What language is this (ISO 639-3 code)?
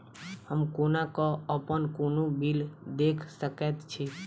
mai